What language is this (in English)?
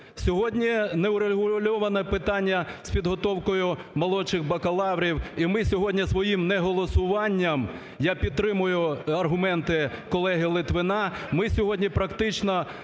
Ukrainian